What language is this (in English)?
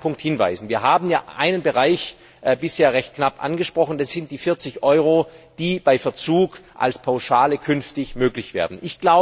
German